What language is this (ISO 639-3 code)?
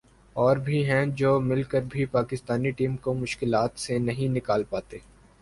urd